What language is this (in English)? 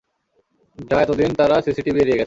Bangla